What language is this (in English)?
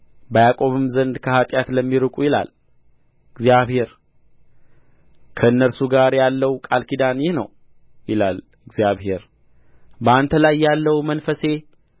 Amharic